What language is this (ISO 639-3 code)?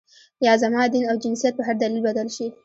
pus